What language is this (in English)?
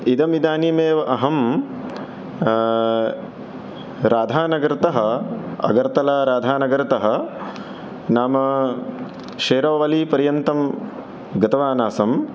Sanskrit